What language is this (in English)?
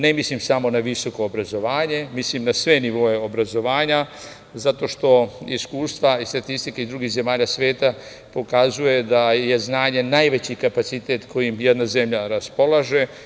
Serbian